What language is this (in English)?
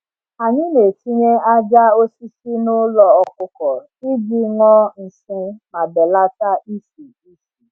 Igbo